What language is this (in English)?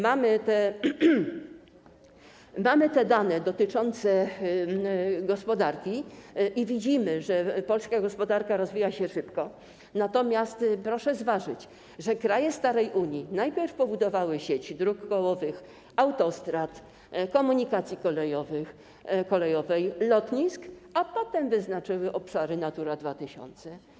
Polish